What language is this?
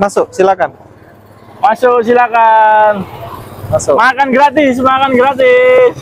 Indonesian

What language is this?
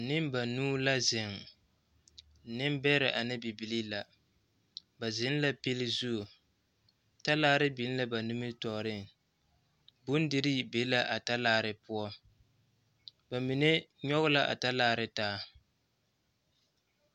Southern Dagaare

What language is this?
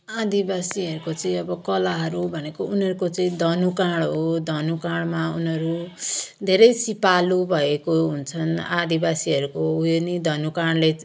Nepali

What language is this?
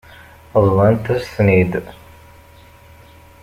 Kabyle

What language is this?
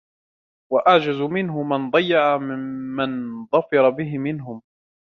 Arabic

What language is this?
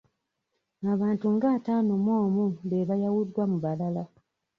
Ganda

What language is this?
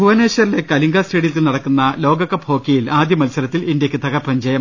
Malayalam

